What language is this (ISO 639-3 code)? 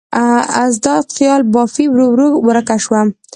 pus